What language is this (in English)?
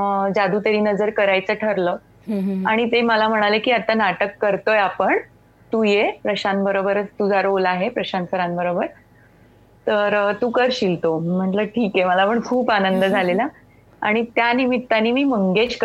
Marathi